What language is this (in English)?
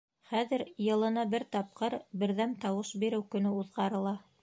Bashkir